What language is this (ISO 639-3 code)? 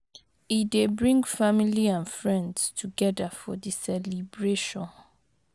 pcm